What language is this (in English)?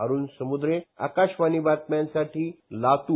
Marathi